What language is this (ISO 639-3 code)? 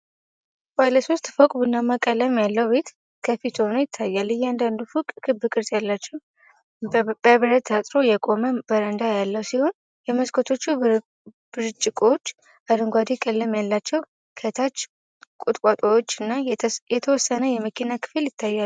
amh